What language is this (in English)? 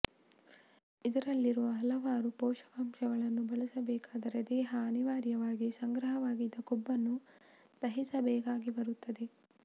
Kannada